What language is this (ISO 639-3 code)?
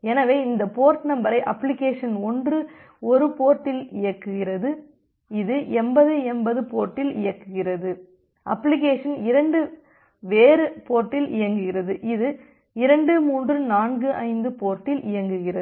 tam